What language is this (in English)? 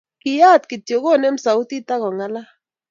Kalenjin